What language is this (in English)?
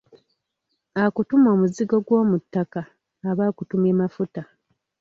Ganda